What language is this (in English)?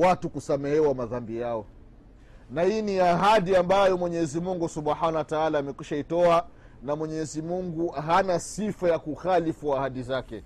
Swahili